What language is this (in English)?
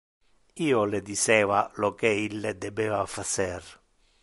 Interlingua